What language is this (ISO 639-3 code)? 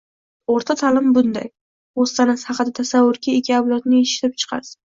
uzb